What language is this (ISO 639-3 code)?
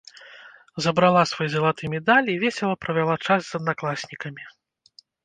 bel